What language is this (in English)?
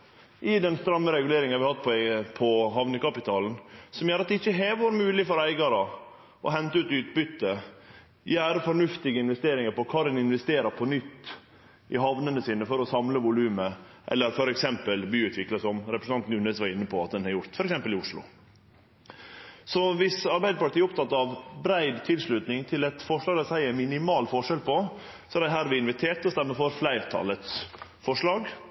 Norwegian Nynorsk